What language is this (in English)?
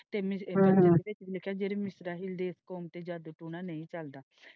Punjabi